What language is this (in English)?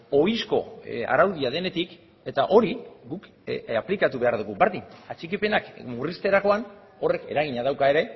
Basque